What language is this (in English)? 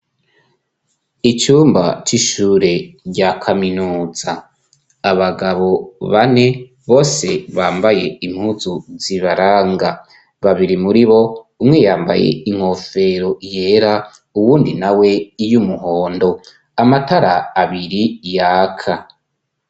Rundi